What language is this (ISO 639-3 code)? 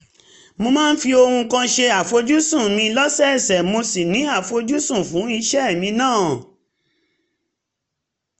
yor